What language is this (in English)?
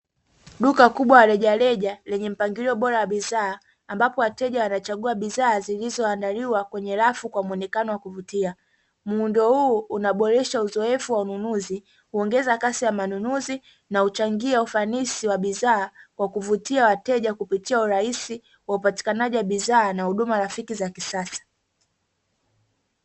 Swahili